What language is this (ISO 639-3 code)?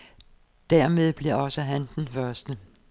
dan